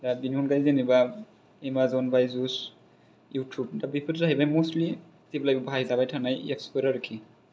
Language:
Bodo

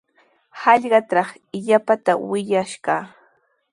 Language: Sihuas Ancash Quechua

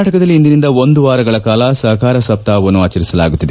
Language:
Kannada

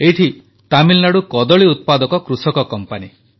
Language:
Odia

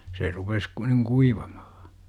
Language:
Finnish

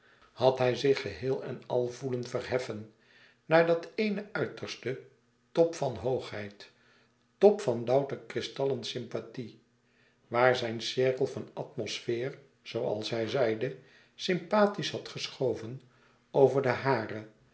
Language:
Dutch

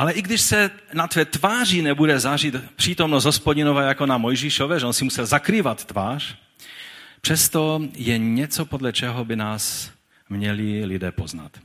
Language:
Czech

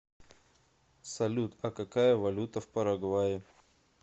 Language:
Russian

